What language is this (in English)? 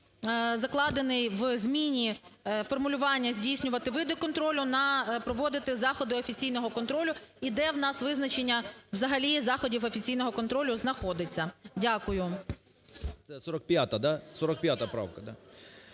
Ukrainian